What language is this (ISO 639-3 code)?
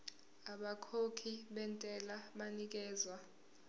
zul